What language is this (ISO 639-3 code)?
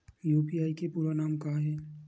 hne